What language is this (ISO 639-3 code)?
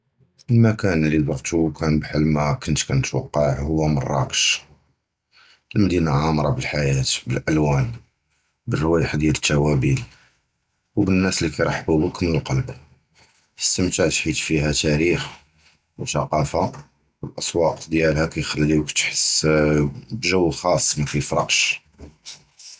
jrb